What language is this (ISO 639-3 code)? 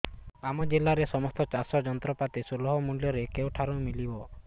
ori